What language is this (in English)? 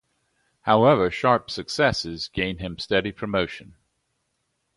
English